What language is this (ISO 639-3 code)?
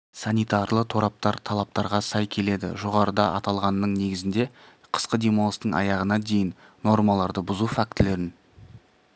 kaz